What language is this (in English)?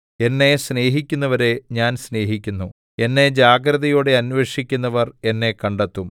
Malayalam